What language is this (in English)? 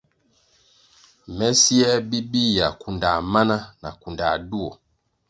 Kwasio